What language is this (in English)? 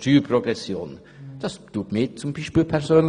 Swiss German